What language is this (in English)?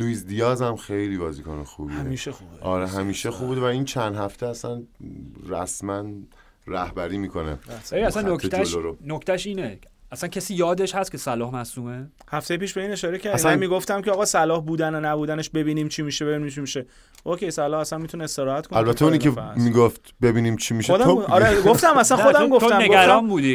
Persian